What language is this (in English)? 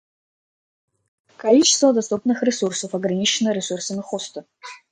Russian